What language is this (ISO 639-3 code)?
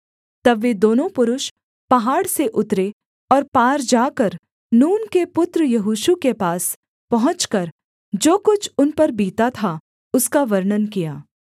hin